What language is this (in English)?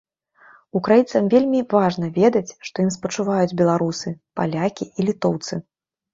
Belarusian